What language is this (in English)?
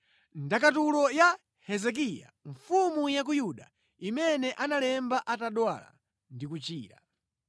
Nyanja